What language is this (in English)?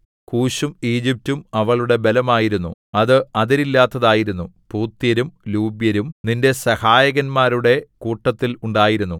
Malayalam